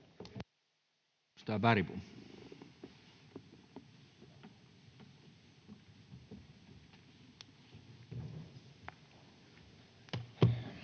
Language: Finnish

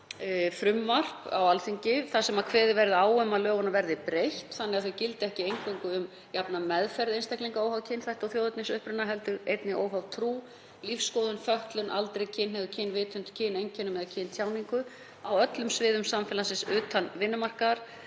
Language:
Icelandic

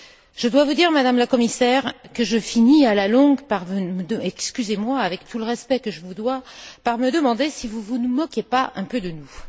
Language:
French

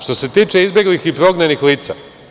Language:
Serbian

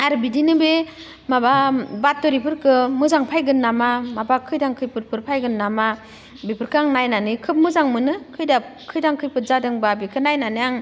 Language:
Bodo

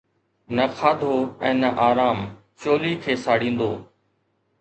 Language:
Sindhi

